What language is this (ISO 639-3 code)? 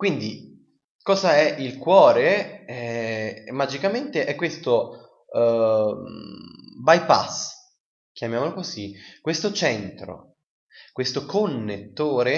ita